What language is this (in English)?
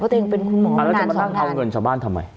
Thai